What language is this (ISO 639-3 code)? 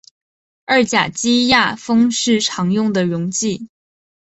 zho